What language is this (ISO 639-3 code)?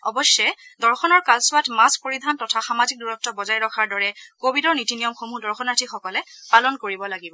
asm